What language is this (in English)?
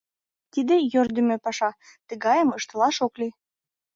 Mari